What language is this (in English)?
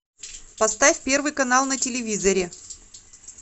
Russian